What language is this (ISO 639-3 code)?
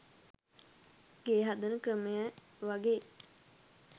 sin